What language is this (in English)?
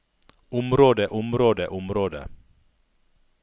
Norwegian